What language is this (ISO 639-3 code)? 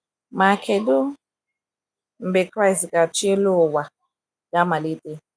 ibo